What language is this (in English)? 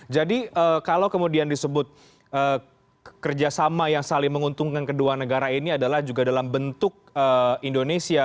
Indonesian